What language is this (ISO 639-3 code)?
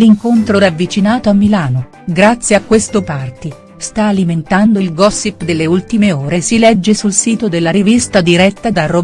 ita